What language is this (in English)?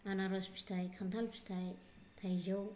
Bodo